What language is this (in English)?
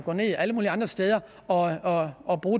Danish